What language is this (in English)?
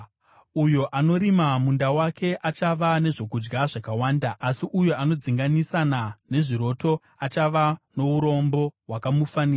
Shona